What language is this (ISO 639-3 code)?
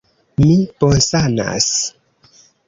epo